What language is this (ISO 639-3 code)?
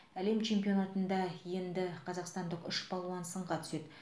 kaz